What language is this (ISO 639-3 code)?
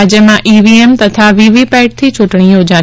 guj